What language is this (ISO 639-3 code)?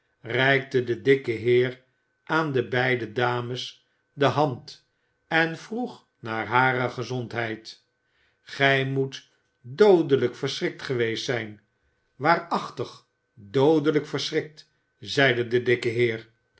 nld